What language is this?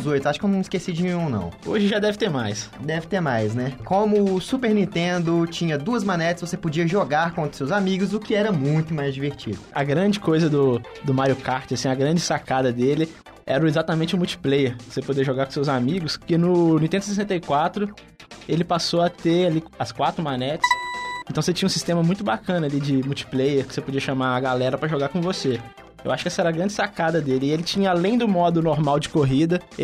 Portuguese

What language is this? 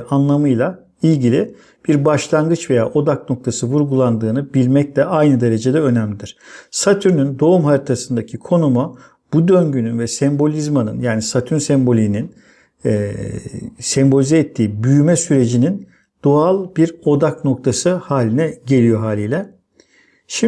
Turkish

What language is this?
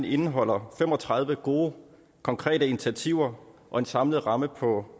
Danish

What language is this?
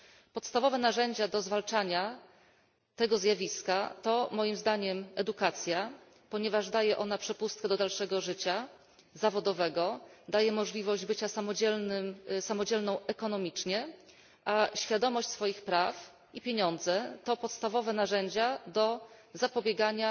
Polish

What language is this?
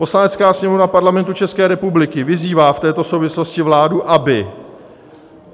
Czech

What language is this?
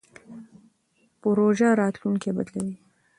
Pashto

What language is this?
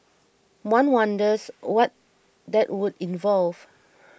English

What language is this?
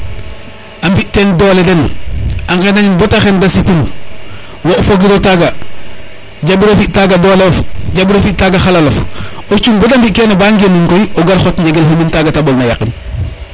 Serer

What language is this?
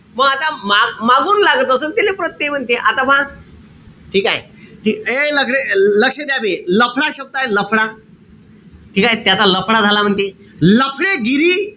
Marathi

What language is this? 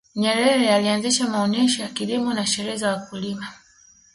Swahili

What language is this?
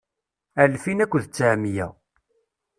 Kabyle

